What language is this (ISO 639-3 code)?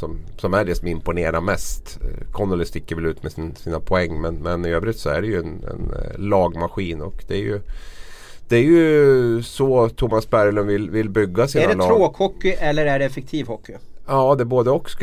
swe